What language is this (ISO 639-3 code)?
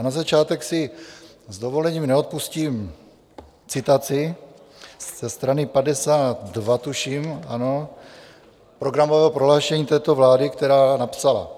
ces